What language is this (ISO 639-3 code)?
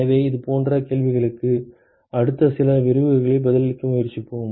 tam